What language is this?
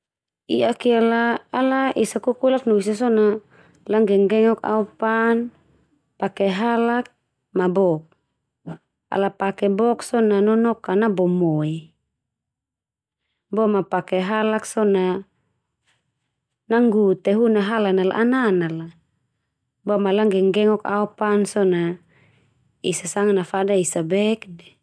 Termanu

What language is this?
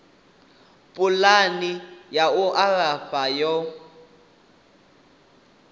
Venda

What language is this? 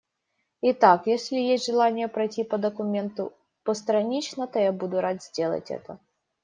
Russian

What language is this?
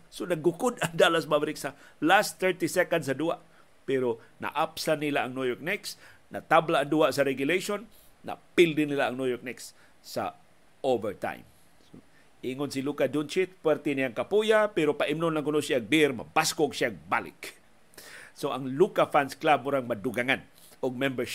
Filipino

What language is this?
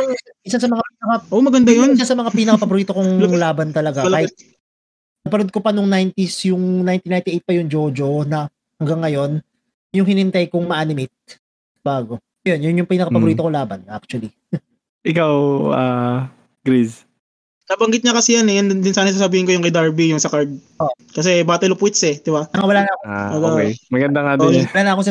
Filipino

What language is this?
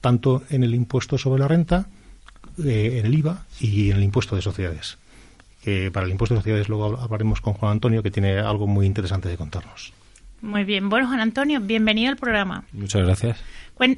Spanish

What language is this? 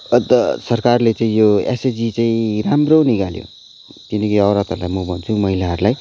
Nepali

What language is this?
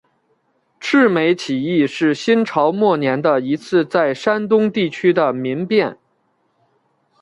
Chinese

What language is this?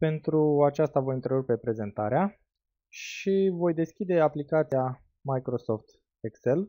Romanian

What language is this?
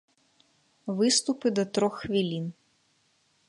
Belarusian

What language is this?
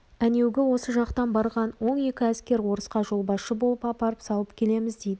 Kazakh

